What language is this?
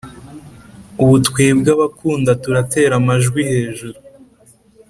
Kinyarwanda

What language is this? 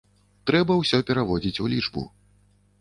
Belarusian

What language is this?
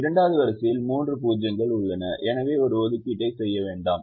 Tamil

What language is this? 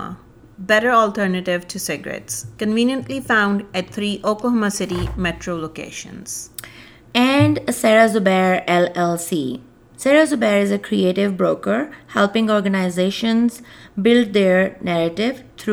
Urdu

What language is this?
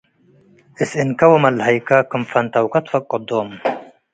Tigre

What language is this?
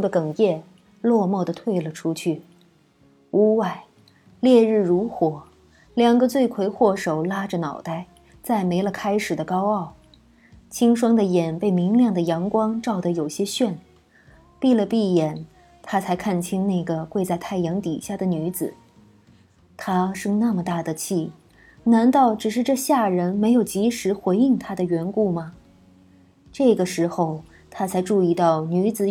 Chinese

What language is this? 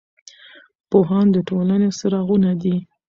Pashto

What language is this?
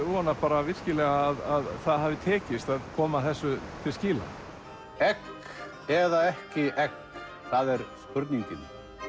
Icelandic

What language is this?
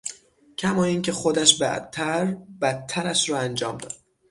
Persian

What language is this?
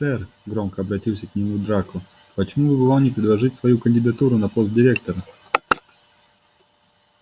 Russian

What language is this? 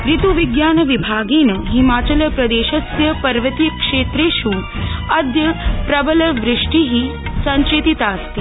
Sanskrit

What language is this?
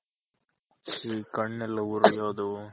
Kannada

